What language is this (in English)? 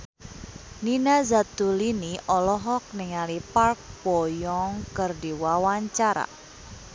Sundanese